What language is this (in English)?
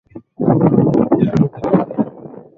Swahili